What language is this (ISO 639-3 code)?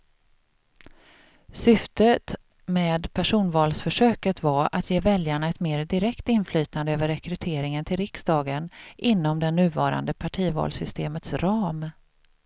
swe